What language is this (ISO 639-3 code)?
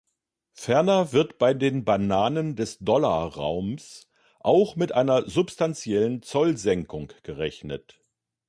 deu